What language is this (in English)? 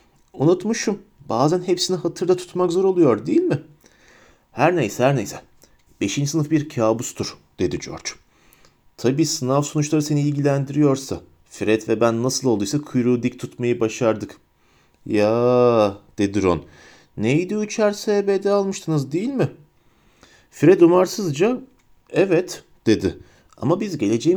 Turkish